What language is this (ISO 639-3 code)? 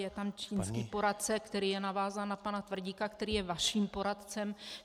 ces